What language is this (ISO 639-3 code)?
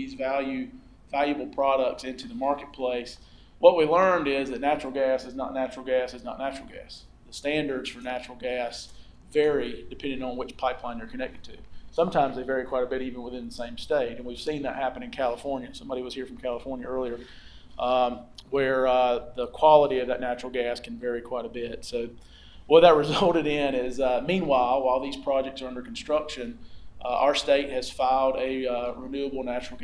eng